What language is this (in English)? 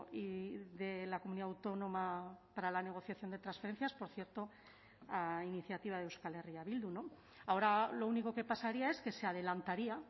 Spanish